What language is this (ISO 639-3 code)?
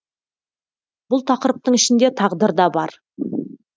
kaz